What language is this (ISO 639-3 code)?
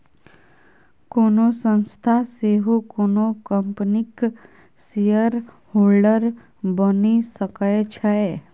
mai